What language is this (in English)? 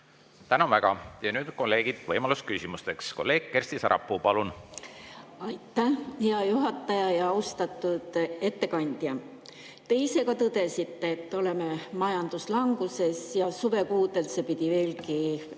Estonian